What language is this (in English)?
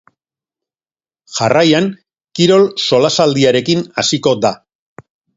Basque